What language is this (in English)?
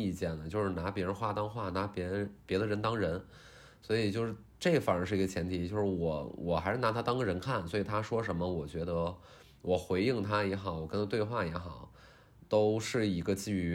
Chinese